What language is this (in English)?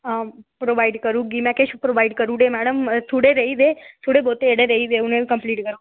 Dogri